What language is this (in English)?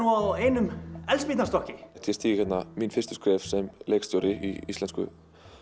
Icelandic